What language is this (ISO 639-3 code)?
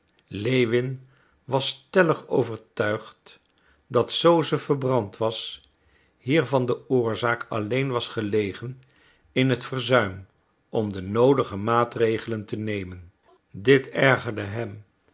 nld